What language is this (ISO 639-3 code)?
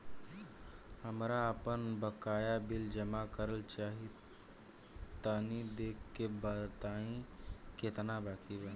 bho